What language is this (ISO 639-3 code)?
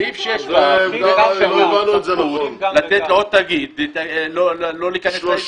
heb